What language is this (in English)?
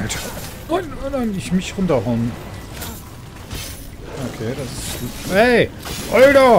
German